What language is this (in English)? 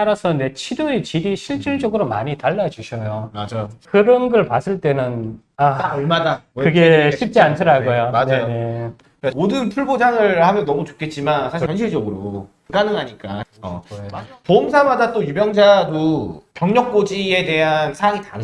Korean